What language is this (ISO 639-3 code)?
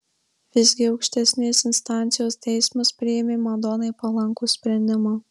lit